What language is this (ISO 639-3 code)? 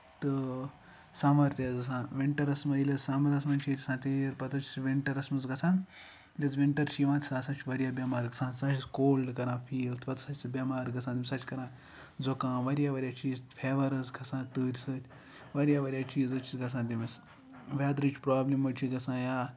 kas